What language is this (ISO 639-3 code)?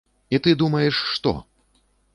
bel